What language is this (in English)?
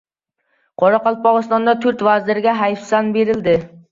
Uzbek